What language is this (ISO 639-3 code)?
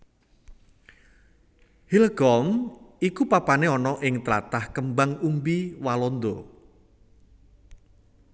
jav